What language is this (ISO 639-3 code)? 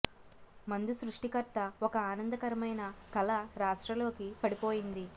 tel